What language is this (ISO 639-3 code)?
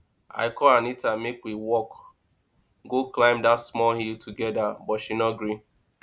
pcm